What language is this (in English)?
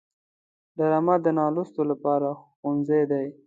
Pashto